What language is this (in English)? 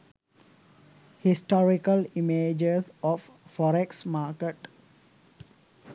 Sinhala